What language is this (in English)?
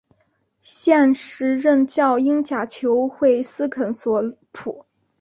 Chinese